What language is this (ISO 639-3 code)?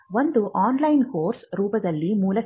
kan